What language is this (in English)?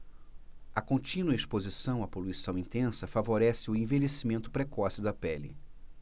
Portuguese